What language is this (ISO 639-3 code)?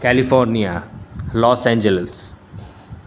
guj